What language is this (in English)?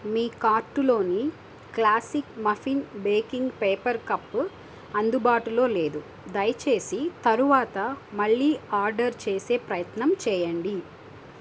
Telugu